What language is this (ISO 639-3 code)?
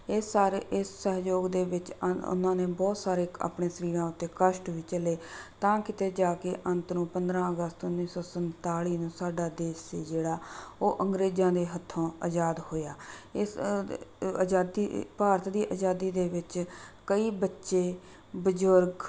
pan